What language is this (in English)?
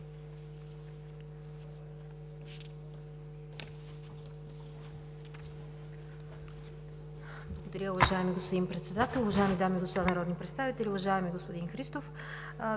Bulgarian